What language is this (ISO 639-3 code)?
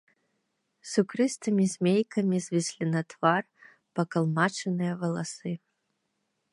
bel